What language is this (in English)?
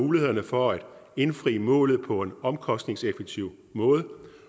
Danish